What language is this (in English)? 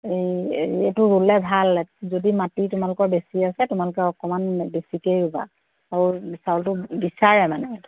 Assamese